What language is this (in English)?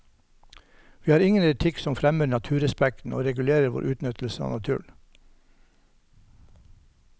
Norwegian